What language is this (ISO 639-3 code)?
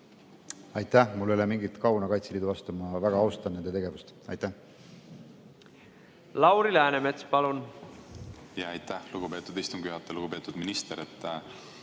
est